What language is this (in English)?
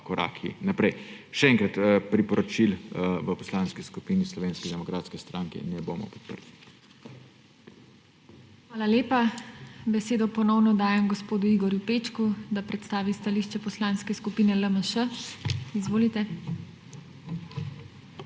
Slovenian